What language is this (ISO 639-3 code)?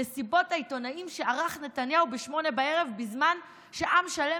heb